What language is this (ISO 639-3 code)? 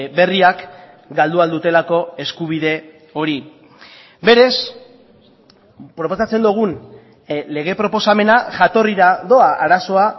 eus